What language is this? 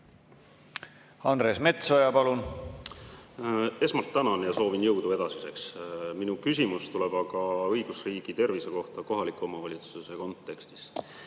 Estonian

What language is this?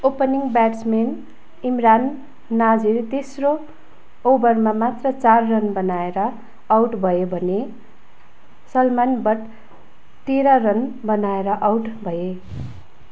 Nepali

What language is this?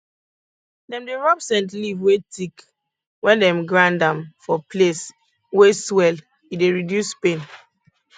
Nigerian Pidgin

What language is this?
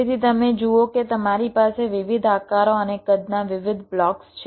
Gujarati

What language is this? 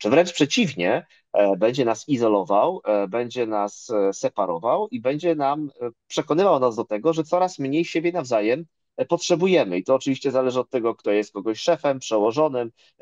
Polish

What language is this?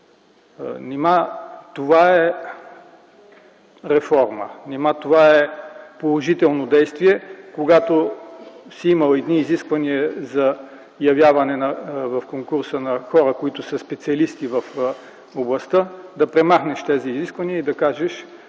Bulgarian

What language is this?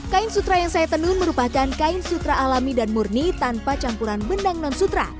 Indonesian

